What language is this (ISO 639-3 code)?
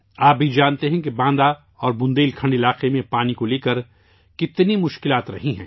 urd